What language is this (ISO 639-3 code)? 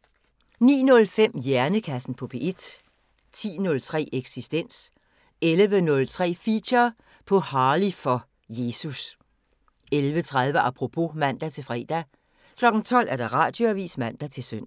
dan